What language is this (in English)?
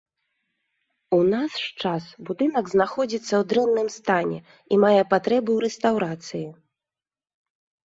Belarusian